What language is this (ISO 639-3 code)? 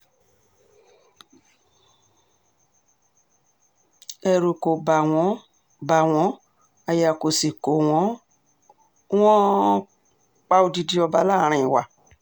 yor